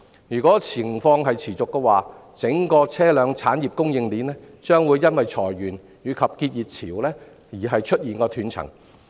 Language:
Cantonese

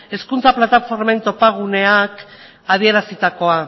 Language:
Basque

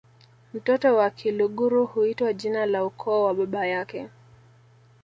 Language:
Swahili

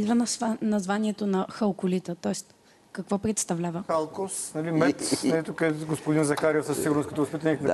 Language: Bulgarian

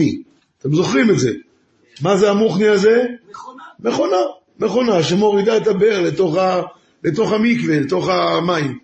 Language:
Hebrew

